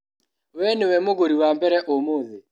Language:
Kikuyu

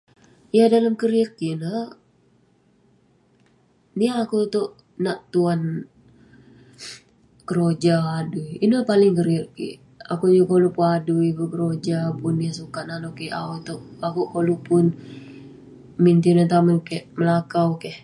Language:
Western Penan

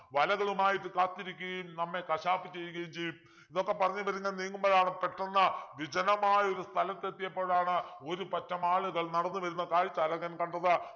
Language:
Malayalam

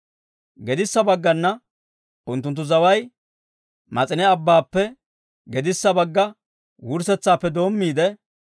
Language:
Dawro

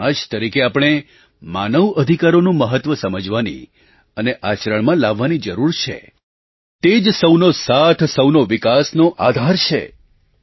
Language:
Gujarati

